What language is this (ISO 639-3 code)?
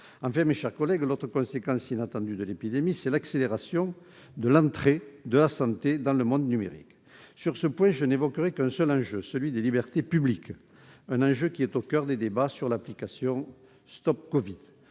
fra